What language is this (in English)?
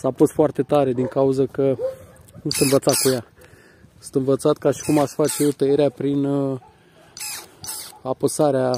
Romanian